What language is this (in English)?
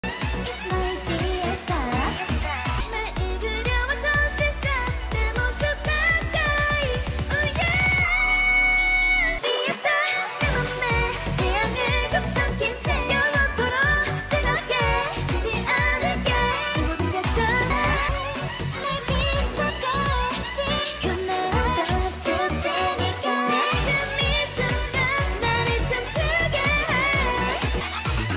Korean